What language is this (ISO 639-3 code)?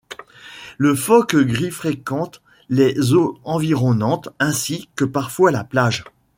fra